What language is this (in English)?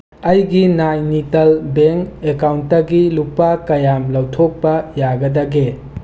Manipuri